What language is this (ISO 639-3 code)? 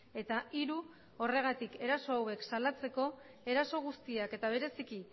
eus